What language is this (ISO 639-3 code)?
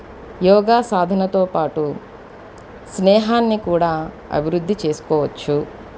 tel